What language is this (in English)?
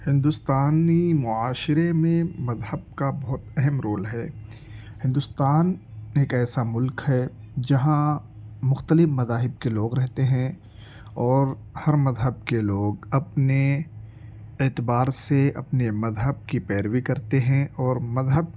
Urdu